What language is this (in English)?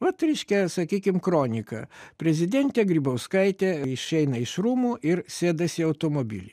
Lithuanian